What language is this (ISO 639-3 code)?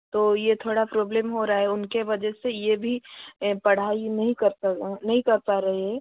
hin